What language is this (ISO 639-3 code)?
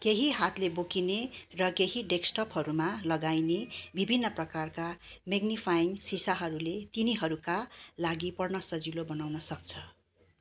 nep